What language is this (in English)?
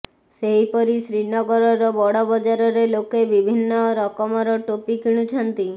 Odia